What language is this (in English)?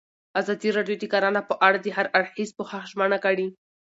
Pashto